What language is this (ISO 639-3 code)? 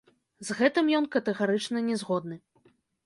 bel